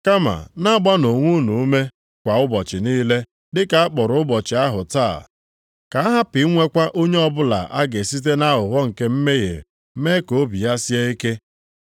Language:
Igbo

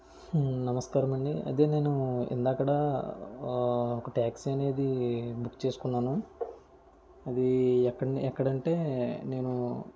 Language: Telugu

